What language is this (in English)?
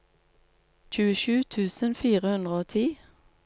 Norwegian